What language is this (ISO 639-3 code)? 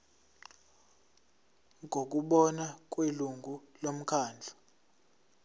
zul